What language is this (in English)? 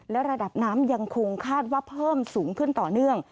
Thai